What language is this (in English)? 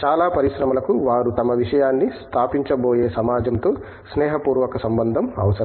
Telugu